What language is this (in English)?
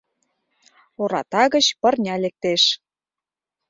Mari